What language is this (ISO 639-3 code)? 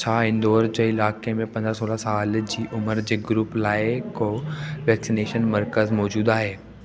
snd